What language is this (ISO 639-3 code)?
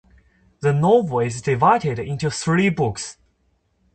eng